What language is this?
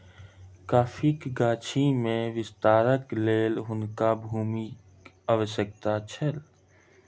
Maithili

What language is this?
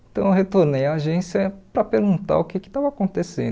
Portuguese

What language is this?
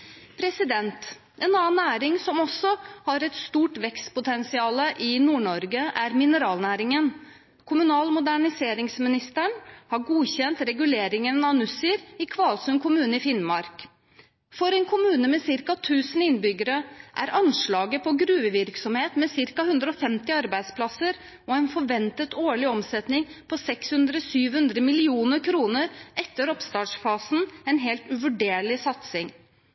Norwegian Bokmål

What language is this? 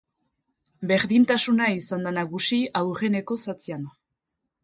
Basque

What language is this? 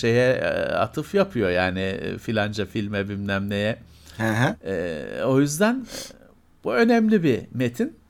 Turkish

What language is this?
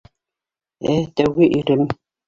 Bashkir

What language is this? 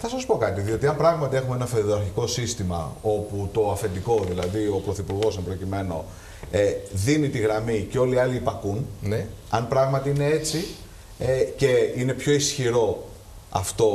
Greek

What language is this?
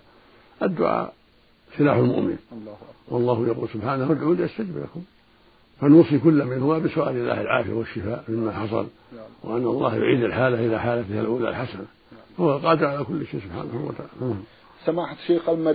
Arabic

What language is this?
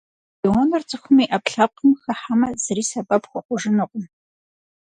Kabardian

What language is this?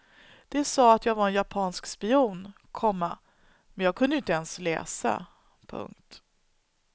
Swedish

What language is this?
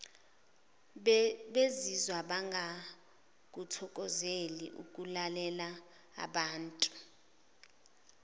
Zulu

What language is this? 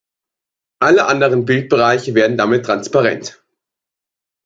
German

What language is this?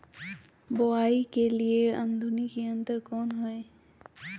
Magahi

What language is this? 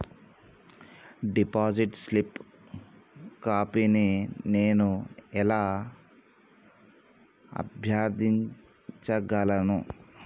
Telugu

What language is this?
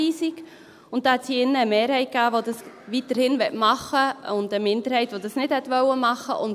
Swiss German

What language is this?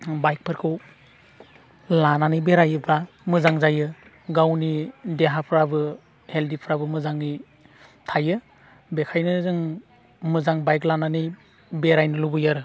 Bodo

